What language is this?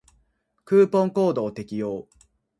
Japanese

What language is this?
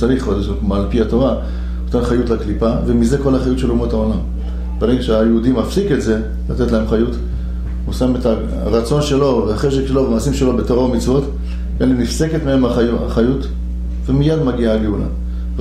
Hebrew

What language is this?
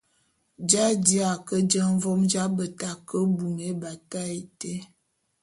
Bulu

